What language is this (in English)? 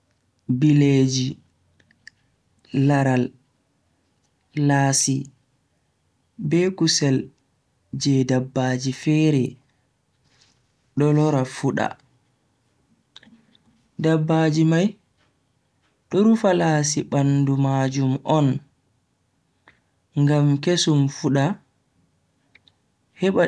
Bagirmi Fulfulde